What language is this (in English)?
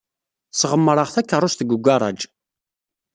Kabyle